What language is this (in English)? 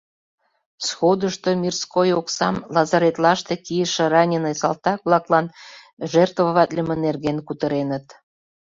Mari